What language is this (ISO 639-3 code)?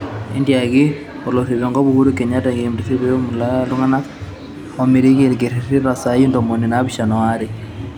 mas